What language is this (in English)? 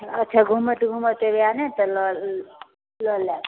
Maithili